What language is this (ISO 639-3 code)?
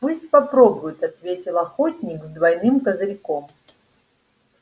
rus